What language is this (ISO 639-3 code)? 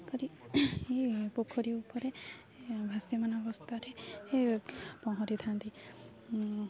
ori